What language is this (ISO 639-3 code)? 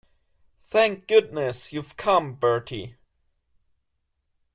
eng